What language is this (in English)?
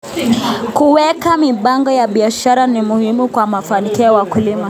Kalenjin